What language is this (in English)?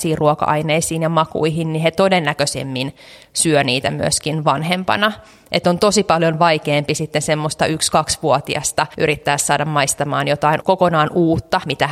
Finnish